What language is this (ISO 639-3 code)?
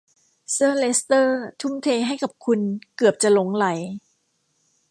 tha